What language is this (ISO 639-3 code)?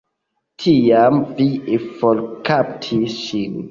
epo